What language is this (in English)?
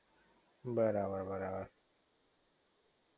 Gujarati